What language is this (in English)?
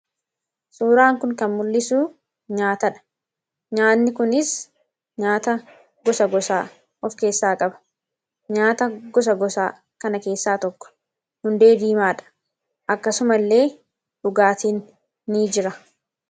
Oromo